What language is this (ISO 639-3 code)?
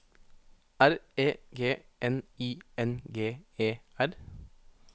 nor